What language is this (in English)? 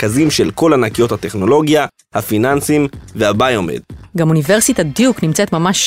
Hebrew